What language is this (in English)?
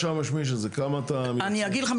Hebrew